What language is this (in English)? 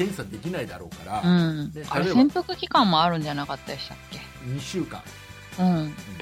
Japanese